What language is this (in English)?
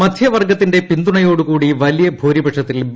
Malayalam